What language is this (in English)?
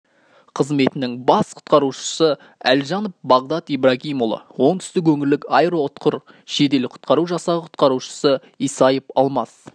Kazakh